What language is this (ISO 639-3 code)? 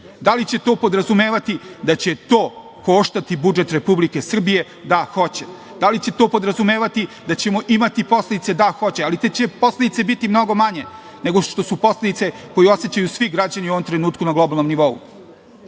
srp